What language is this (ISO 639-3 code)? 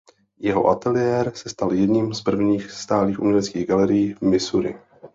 ces